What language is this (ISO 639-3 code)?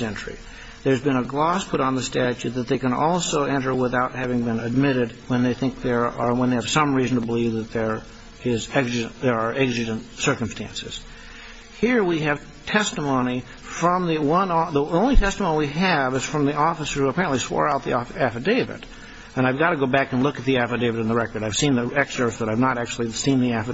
eng